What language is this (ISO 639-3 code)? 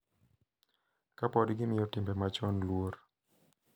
luo